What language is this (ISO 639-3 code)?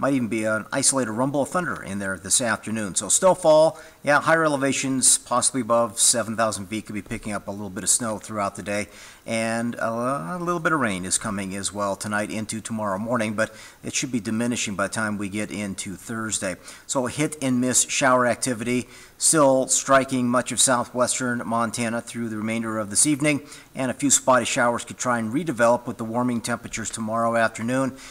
eng